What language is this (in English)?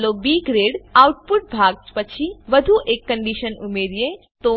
Gujarati